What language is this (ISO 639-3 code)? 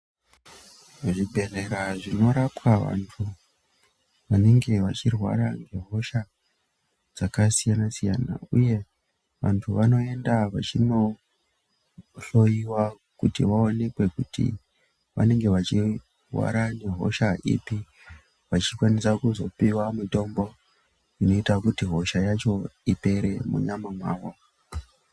ndc